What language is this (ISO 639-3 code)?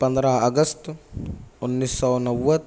urd